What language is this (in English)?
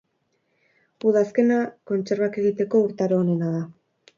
Basque